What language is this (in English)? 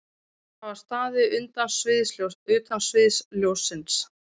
Icelandic